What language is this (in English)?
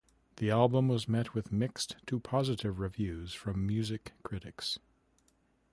English